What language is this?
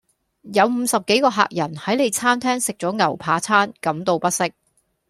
Cantonese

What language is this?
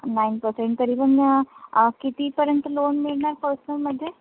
Marathi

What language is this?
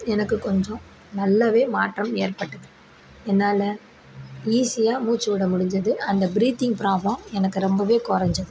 Tamil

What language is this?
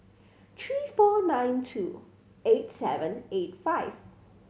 English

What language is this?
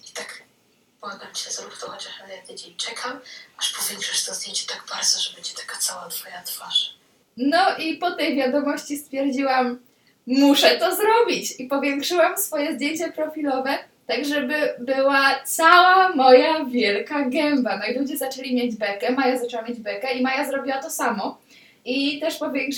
Polish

